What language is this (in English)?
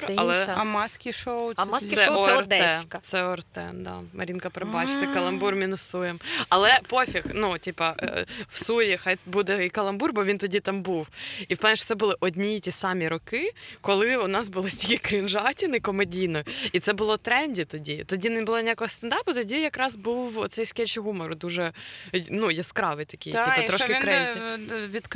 Ukrainian